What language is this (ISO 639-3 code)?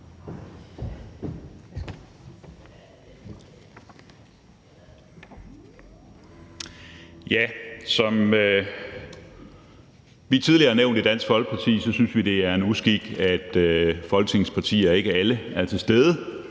dan